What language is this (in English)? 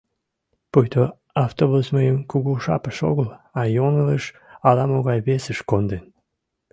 Mari